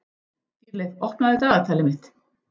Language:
Icelandic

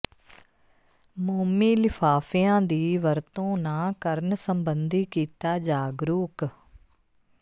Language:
Punjabi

